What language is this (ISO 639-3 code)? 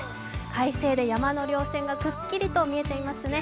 jpn